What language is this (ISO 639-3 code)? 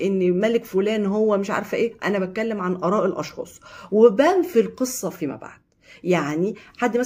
ara